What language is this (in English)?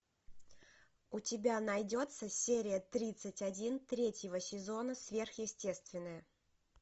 Russian